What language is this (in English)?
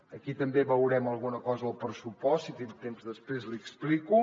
Catalan